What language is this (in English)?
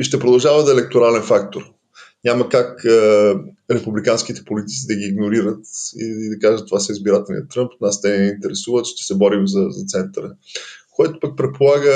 Bulgarian